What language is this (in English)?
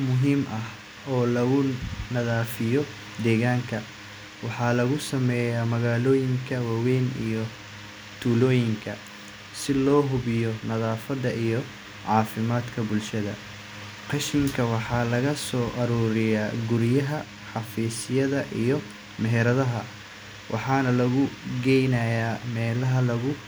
Somali